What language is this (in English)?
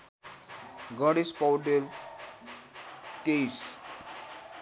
Nepali